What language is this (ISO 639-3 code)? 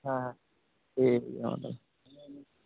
sat